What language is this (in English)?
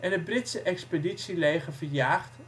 Dutch